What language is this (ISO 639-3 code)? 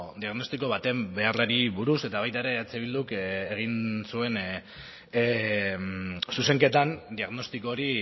eus